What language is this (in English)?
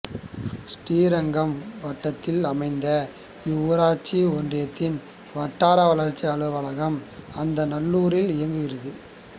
Tamil